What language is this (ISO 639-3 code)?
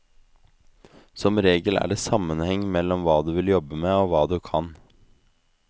nor